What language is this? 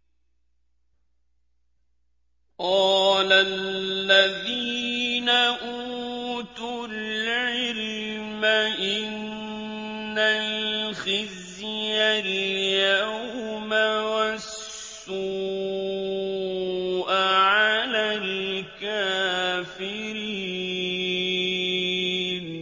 Arabic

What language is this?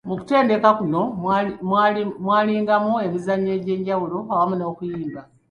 Ganda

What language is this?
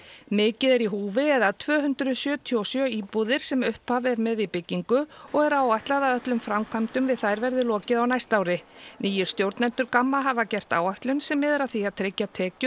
Icelandic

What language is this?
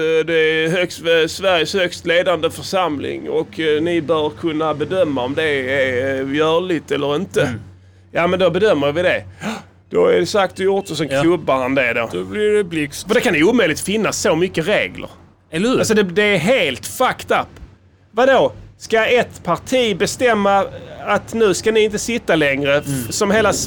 Swedish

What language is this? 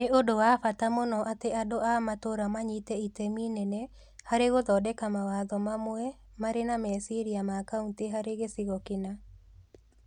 Kikuyu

